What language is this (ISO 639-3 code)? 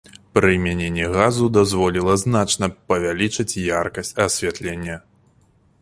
bel